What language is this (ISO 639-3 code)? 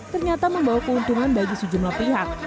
ind